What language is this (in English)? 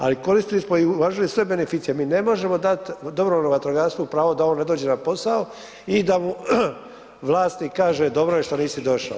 Croatian